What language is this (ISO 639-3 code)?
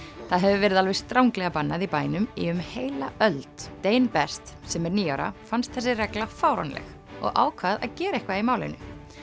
isl